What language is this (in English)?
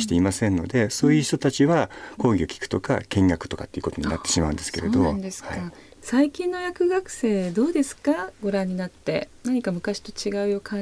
Japanese